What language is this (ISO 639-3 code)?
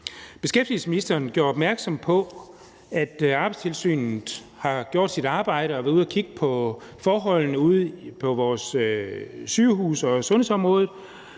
dan